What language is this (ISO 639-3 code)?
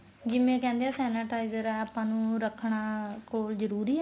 pan